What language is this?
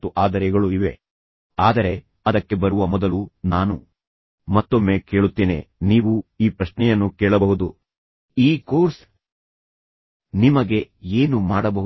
Kannada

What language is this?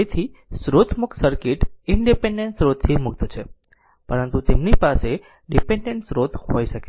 Gujarati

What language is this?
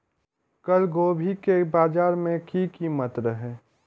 Maithili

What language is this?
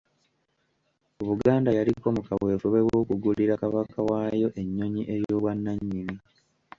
Ganda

